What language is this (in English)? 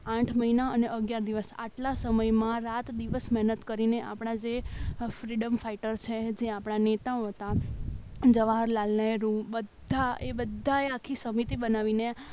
Gujarati